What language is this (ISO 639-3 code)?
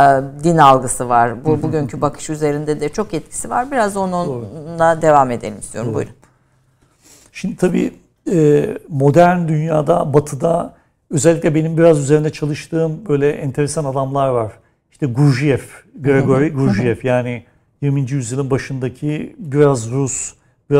tur